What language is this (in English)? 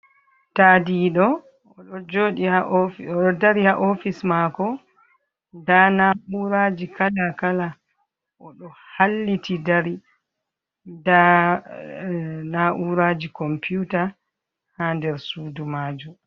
Fula